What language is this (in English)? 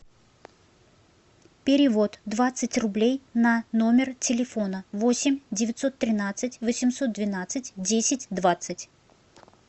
Russian